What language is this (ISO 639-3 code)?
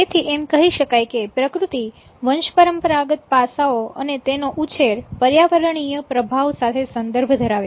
guj